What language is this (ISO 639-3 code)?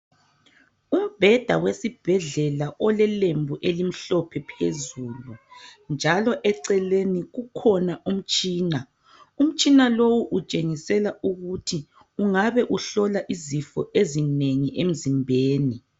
nde